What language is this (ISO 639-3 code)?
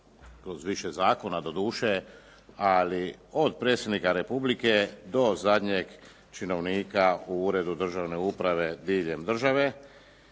hrv